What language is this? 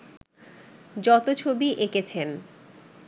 Bangla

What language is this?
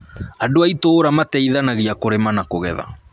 Kikuyu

